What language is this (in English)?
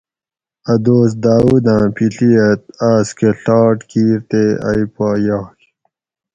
Gawri